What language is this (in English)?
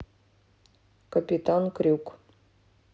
Russian